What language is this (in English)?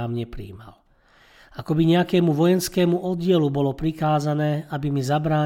Slovak